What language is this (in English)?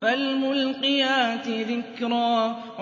Arabic